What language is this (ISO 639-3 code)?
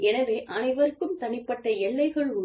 tam